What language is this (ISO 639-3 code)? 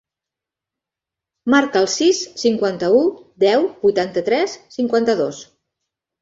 cat